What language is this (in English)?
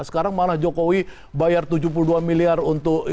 Indonesian